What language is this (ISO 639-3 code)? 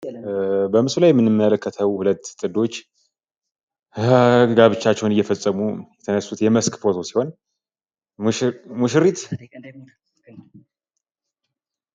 amh